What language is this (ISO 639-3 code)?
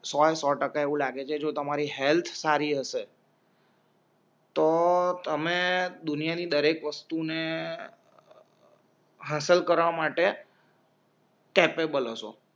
guj